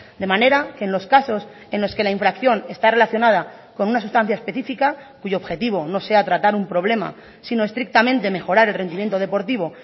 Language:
Spanish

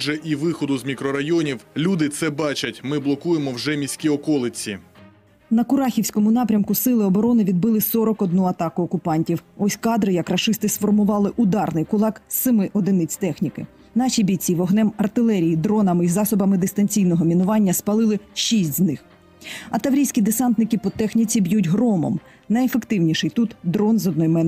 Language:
Ukrainian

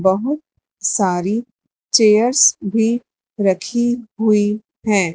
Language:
Hindi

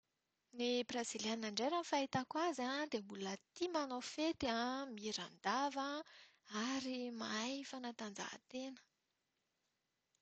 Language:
Malagasy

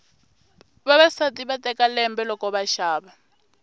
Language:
Tsonga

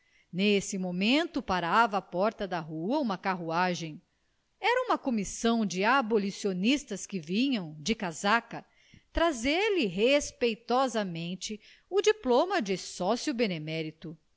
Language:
Portuguese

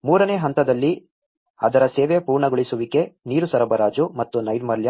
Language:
Kannada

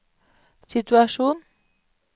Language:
Norwegian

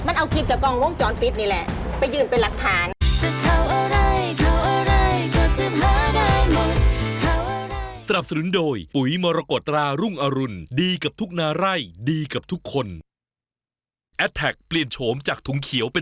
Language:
Thai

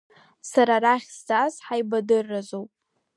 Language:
Abkhazian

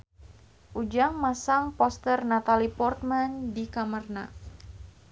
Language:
Sundanese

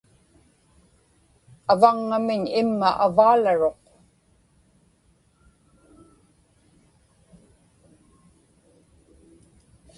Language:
Inupiaq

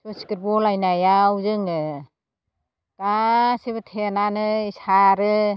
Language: Bodo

